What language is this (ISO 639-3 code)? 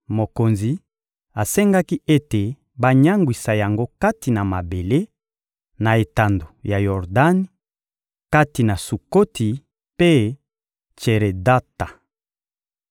lin